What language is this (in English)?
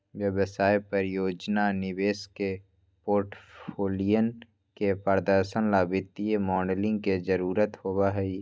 Magahi